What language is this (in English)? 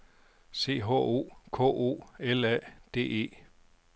Danish